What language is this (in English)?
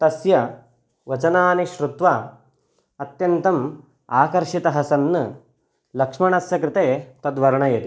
Sanskrit